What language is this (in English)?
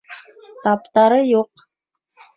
Bashkir